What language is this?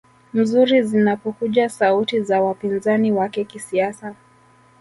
Swahili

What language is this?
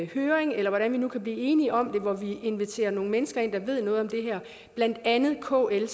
Danish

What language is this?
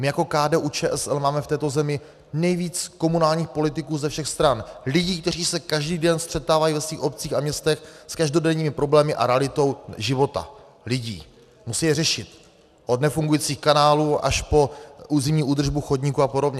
Czech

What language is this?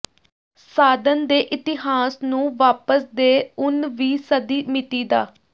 Punjabi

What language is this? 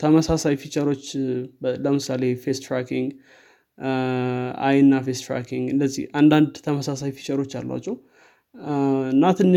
Amharic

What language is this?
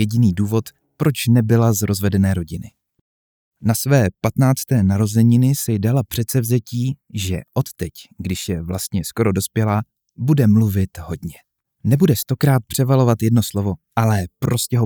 Czech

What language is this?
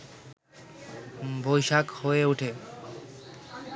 Bangla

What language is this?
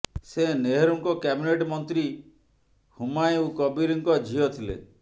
Odia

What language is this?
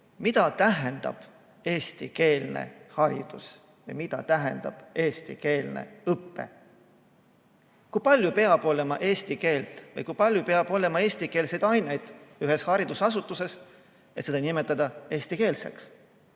Estonian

